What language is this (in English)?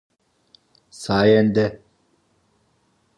Turkish